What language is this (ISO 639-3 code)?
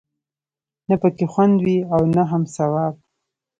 pus